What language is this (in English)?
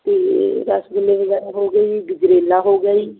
Punjabi